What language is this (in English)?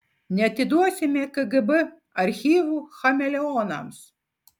Lithuanian